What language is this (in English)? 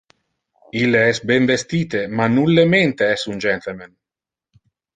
Interlingua